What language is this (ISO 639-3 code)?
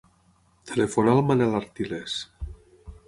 cat